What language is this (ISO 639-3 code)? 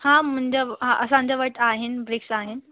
snd